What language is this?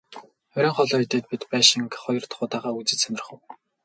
Mongolian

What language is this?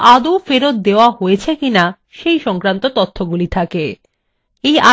Bangla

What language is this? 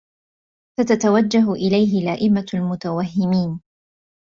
Arabic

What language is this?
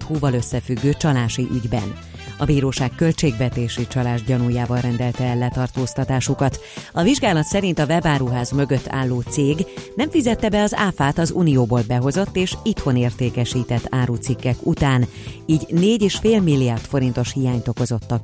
Hungarian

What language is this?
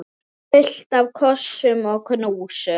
Icelandic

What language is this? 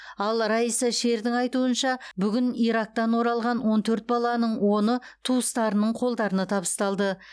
Kazakh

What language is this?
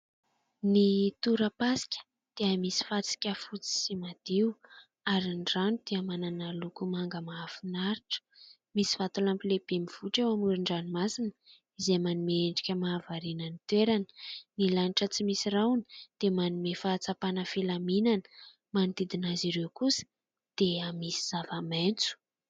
Malagasy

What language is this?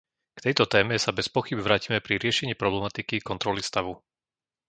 Slovak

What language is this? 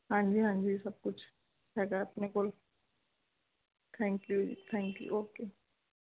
Punjabi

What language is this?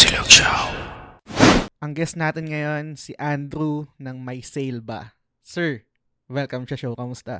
Filipino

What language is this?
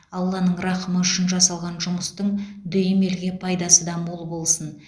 Kazakh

